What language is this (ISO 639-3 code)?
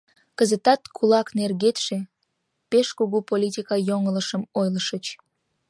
chm